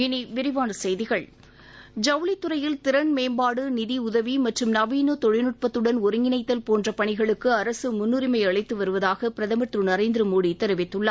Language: Tamil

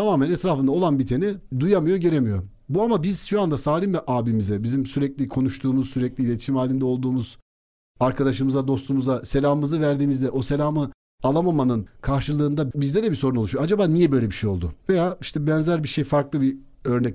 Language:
Turkish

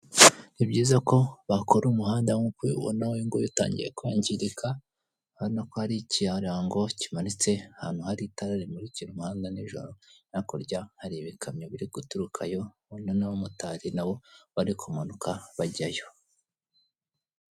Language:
Kinyarwanda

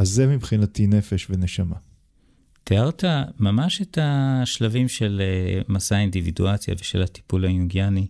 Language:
Hebrew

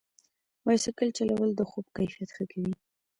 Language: Pashto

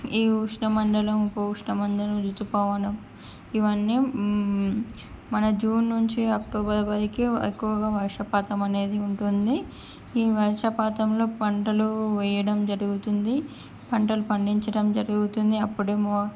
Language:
Telugu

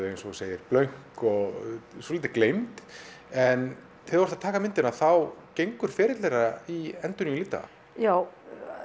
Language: Icelandic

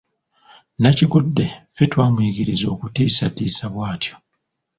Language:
Ganda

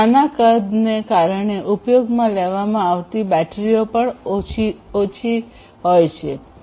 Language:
Gujarati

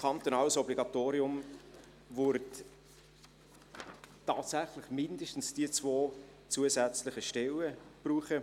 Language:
Swiss German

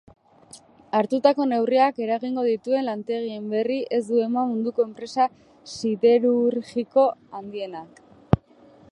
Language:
Basque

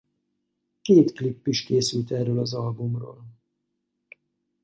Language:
Hungarian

